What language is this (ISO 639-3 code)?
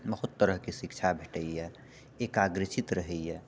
mai